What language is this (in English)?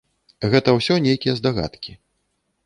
Belarusian